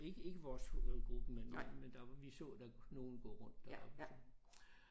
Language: Danish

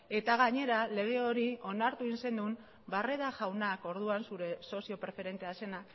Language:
Basque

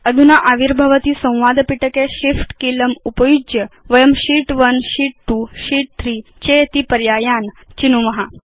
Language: Sanskrit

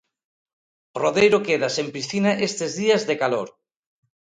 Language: Galician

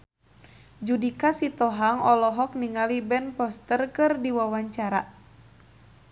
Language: Sundanese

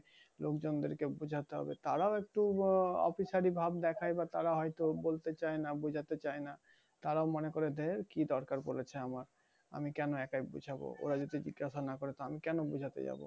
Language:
Bangla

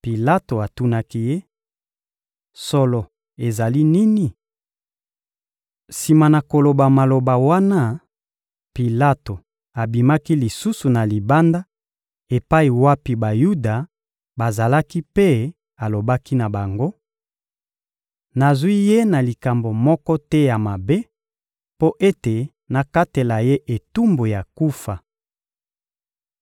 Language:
Lingala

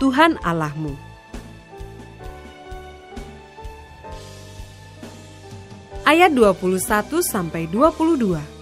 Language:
Indonesian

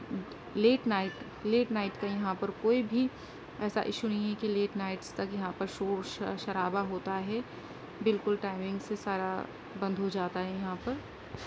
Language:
Urdu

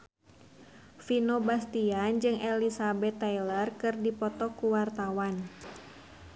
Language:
Sundanese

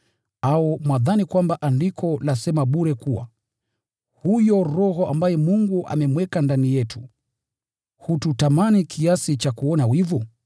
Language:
Swahili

